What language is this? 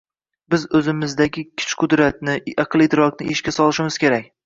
Uzbek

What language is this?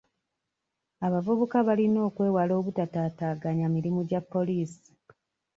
Ganda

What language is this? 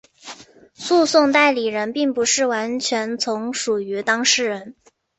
Chinese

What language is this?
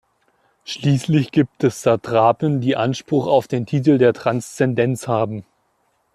German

